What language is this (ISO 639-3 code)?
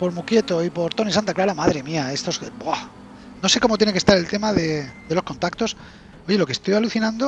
spa